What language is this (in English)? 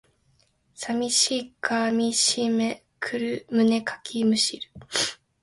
Japanese